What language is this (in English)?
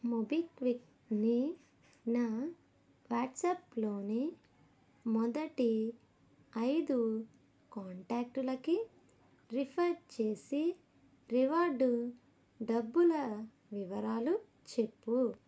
Telugu